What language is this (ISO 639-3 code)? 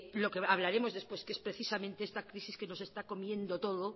spa